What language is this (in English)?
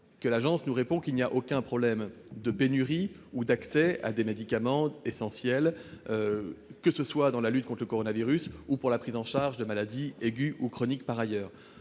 French